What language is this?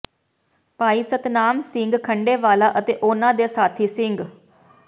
Punjabi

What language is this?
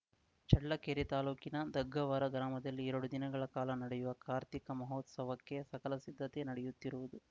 Kannada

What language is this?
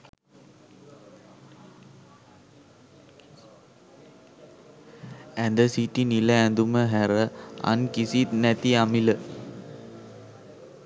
Sinhala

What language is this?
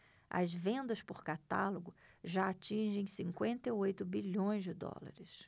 Portuguese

